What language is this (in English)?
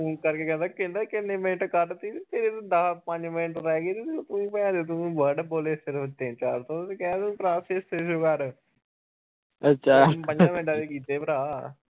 Punjabi